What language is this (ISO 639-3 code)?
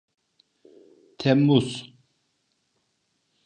tur